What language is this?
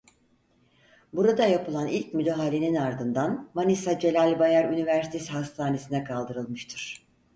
Turkish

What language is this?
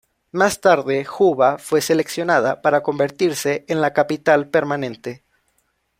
Spanish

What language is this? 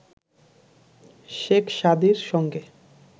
Bangla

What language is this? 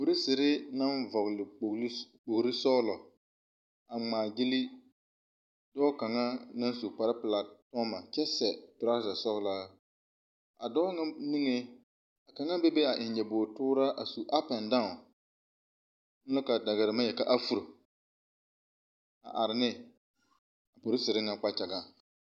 Southern Dagaare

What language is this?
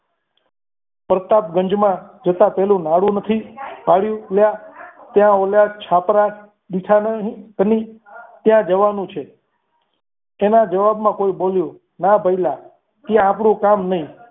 Gujarati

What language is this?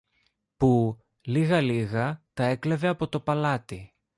Greek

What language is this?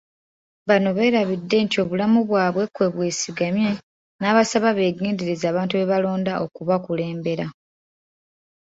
Ganda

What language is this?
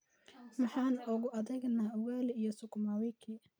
Somali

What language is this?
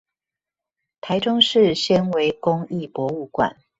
Chinese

